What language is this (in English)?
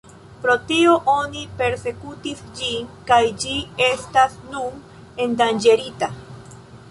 Esperanto